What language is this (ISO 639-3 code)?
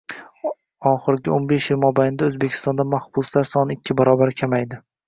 uzb